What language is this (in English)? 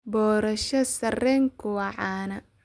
Somali